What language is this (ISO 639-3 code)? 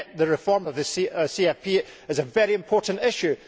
eng